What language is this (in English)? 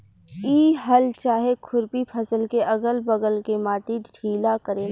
Bhojpuri